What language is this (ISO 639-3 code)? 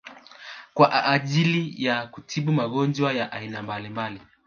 swa